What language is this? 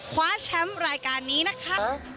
Thai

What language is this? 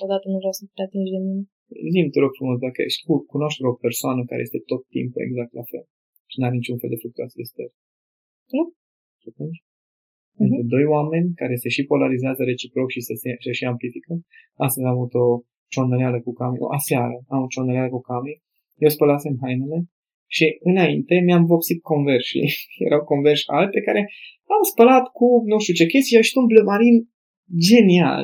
Romanian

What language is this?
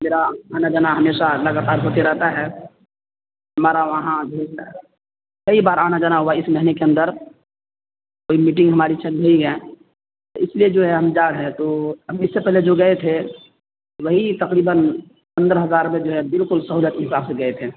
Urdu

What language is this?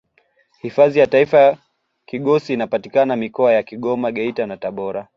Swahili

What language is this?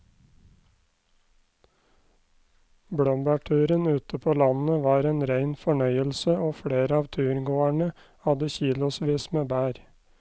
Norwegian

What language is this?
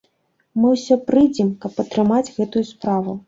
Belarusian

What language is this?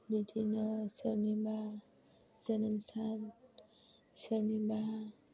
Bodo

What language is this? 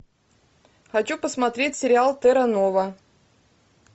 Russian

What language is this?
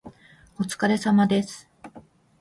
Japanese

